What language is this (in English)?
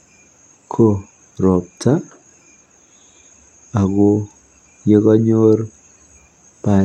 Kalenjin